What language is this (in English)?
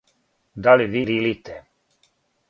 Serbian